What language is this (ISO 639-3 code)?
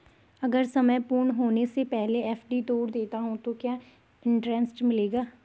hin